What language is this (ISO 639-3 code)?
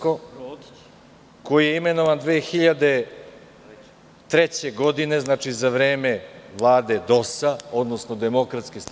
srp